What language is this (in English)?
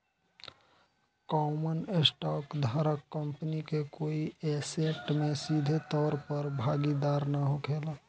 Bhojpuri